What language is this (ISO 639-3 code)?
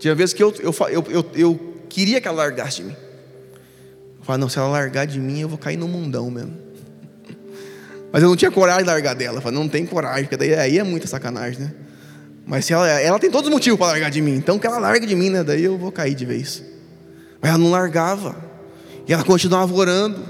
por